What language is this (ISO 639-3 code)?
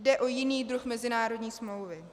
ces